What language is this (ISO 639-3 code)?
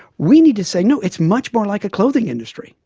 eng